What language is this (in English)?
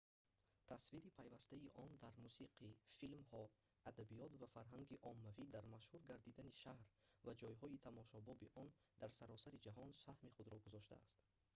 Tajik